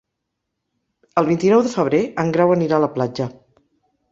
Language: Catalan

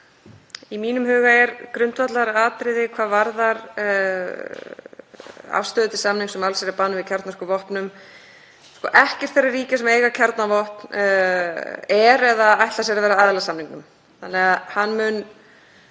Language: Icelandic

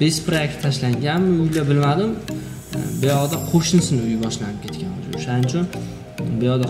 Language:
Turkish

